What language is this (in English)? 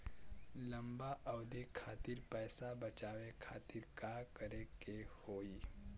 Bhojpuri